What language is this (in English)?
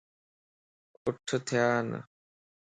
Lasi